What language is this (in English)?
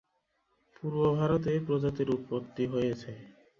Bangla